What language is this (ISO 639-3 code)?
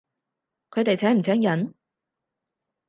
yue